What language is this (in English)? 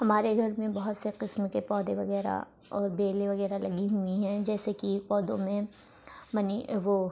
Urdu